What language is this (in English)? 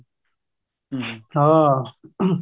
Punjabi